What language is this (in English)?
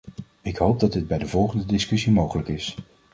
Dutch